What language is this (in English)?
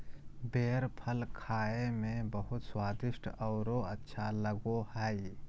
Magahi